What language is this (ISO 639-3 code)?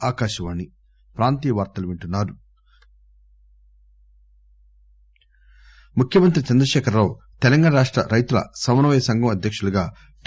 tel